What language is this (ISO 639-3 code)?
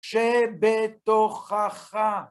heb